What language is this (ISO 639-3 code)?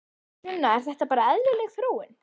isl